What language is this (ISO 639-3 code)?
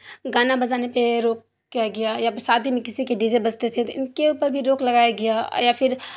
urd